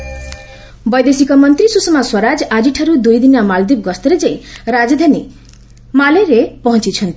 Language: Odia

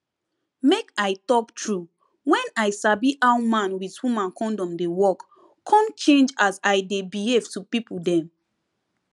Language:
Nigerian Pidgin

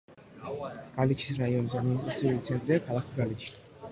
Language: Georgian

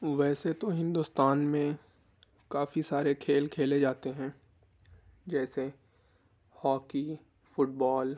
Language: Urdu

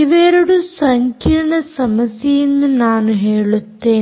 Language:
Kannada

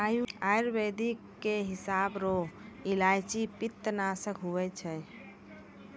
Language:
Maithili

